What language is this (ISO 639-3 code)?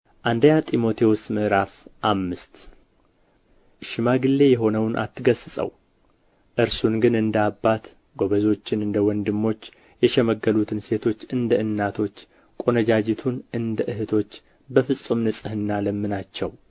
amh